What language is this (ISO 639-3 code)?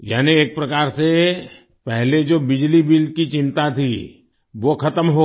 hin